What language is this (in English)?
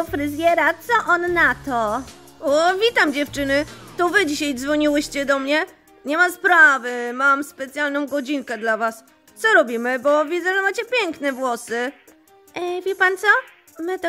Polish